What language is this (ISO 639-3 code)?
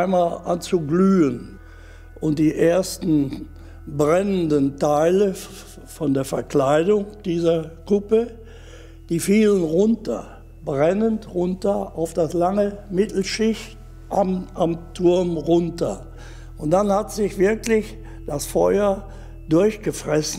deu